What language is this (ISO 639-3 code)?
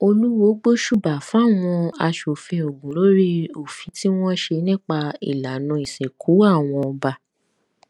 yor